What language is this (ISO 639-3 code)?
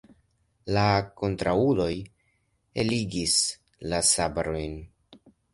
epo